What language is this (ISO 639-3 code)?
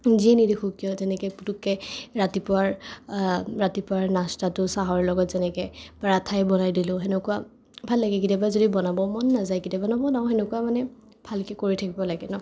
asm